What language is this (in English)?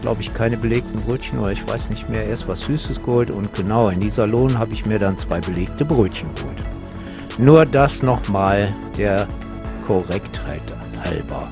German